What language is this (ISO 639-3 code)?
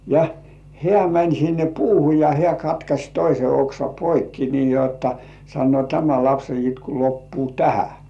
fin